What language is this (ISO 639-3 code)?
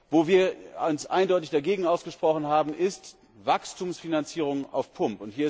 deu